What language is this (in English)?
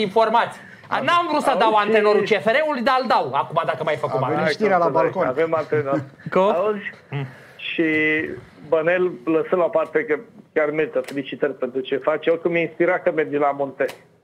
Romanian